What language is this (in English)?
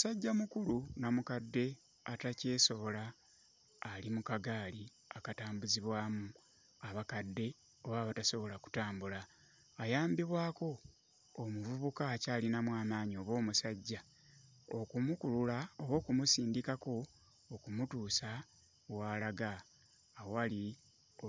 Ganda